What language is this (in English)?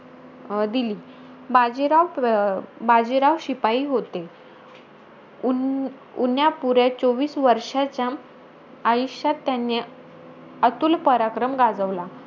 Marathi